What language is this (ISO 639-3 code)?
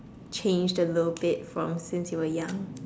eng